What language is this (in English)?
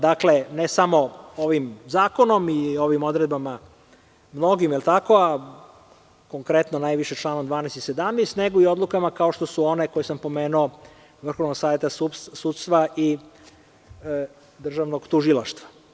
Serbian